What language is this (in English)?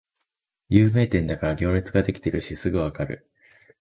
Japanese